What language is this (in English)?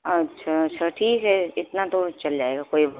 Urdu